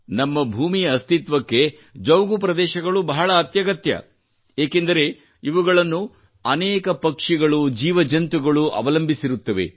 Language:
Kannada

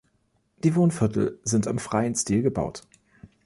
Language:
German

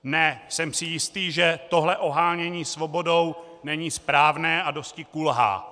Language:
Czech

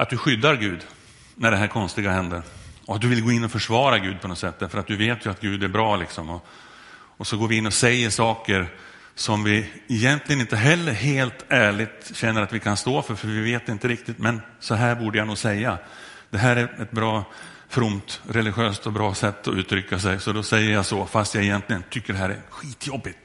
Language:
Swedish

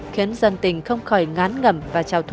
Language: Vietnamese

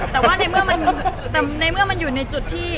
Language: Thai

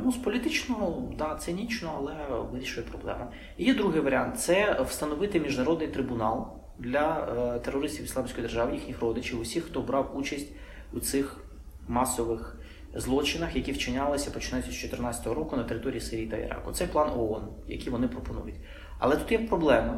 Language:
Ukrainian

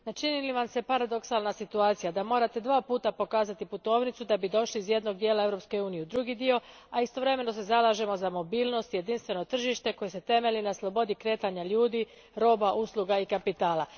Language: Croatian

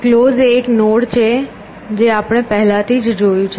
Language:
Gujarati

